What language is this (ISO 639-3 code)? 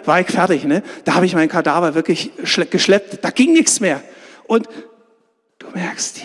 deu